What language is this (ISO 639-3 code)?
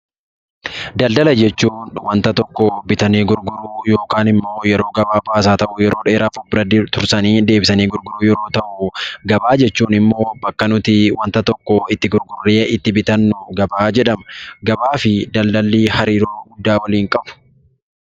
orm